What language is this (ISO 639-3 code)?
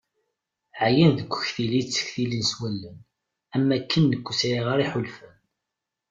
kab